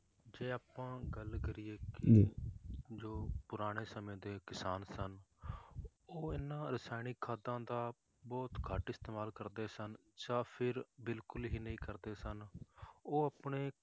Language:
Punjabi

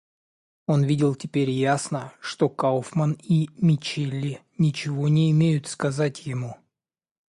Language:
Russian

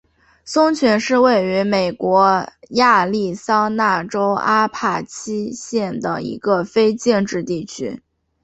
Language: Chinese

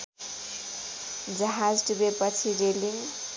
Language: Nepali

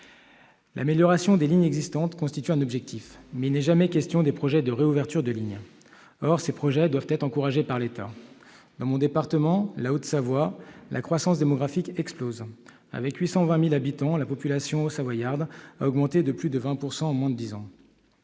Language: French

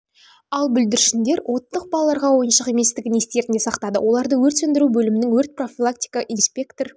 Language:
Kazakh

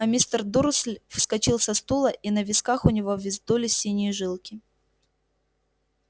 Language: Russian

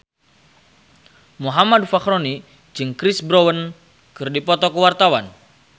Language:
Sundanese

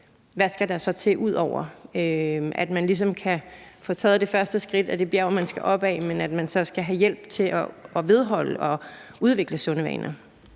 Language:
Danish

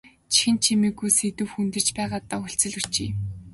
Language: Mongolian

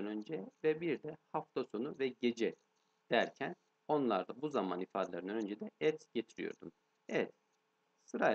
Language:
Turkish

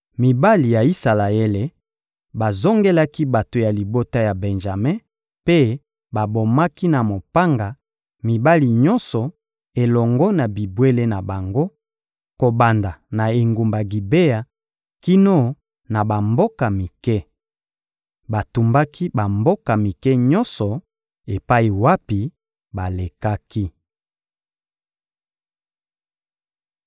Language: Lingala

